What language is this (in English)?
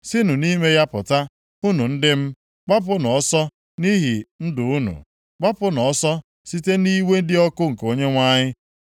Igbo